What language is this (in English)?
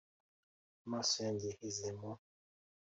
Kinyarwanda